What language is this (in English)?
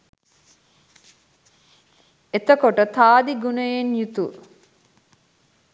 Sinhala